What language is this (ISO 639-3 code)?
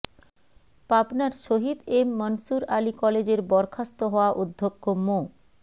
ben